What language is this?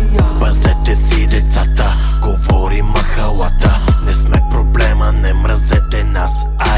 Bulgarian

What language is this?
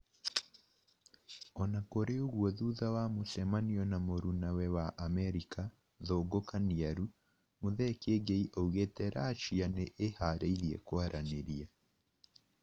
Kikuyu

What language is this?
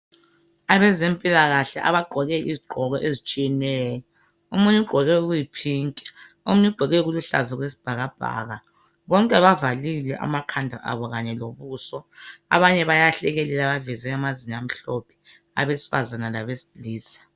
North Ndebele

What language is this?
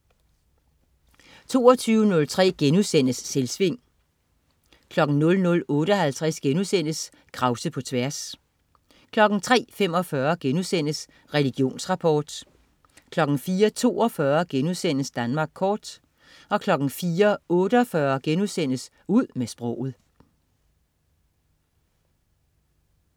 Danish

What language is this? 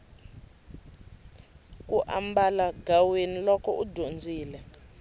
Tsonga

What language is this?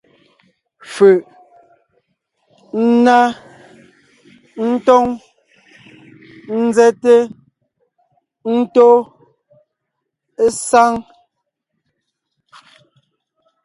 Ngiemboon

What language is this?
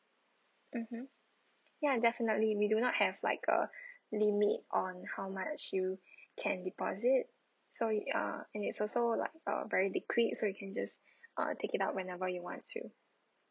English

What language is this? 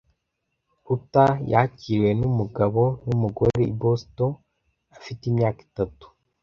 Kinyarwanda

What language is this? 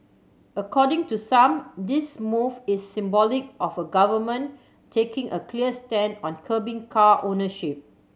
English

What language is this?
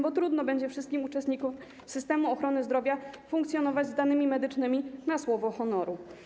Polish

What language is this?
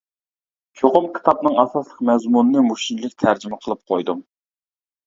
Uyghur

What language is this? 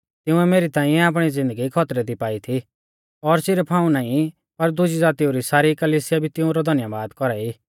Mahasu Pahari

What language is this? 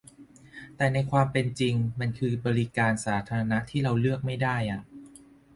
Thai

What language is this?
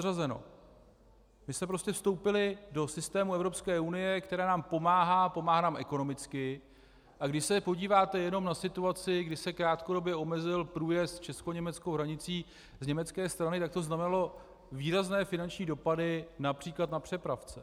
Czech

